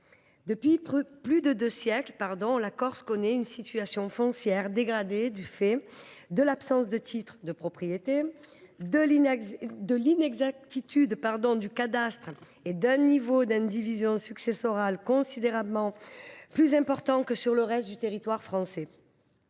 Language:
French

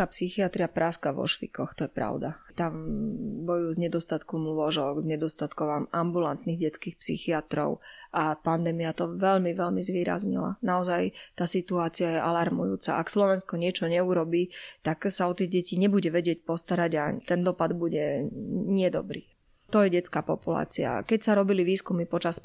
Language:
Slovak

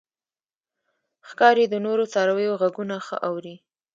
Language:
Pashto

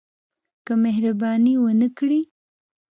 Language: Pashto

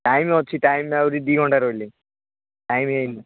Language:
Odia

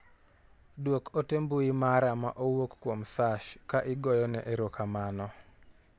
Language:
Luo (Kenya and Tanzania)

